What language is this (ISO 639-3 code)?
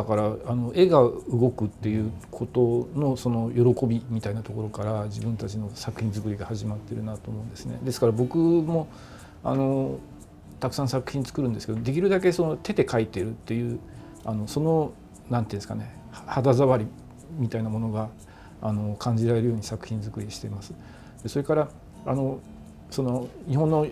jpn